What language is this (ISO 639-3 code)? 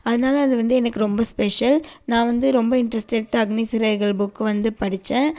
tam